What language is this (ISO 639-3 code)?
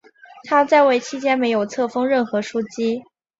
zho